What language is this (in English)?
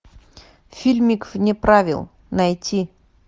Russian